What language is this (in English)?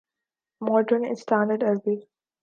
Urdu